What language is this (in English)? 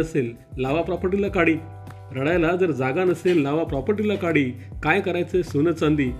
Marathi